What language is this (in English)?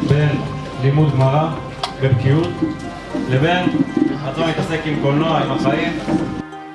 Hebrew